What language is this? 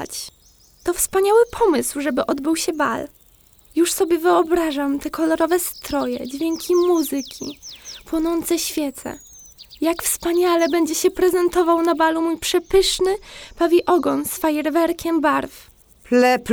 Polish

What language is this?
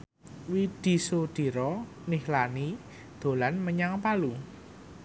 Javanese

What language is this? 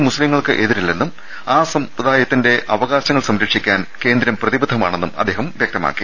Malayalam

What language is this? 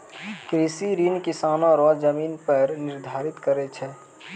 Maithili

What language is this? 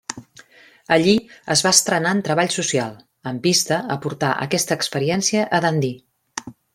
Catalan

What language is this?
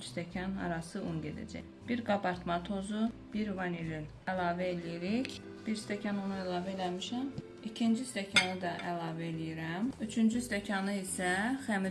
Turkish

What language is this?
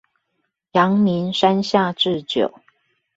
Chinese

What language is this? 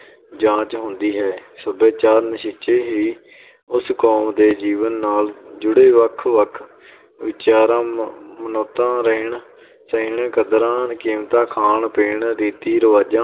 Punjabi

